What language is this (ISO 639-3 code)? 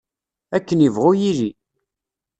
kab